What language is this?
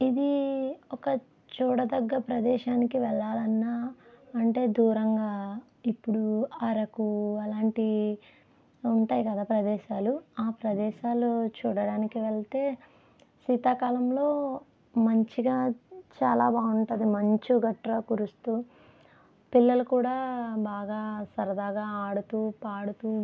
Telugu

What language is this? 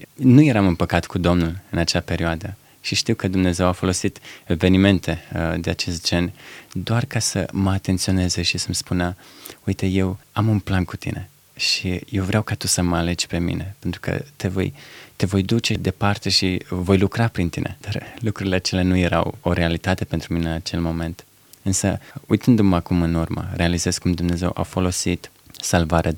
Romanian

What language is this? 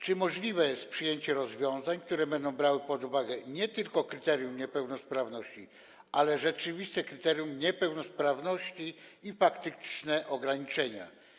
Polish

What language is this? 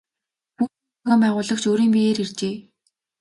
Mongolian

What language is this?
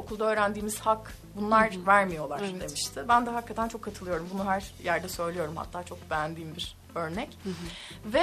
Turkish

